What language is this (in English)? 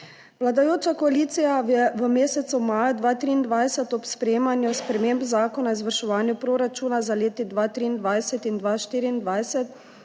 Slovenian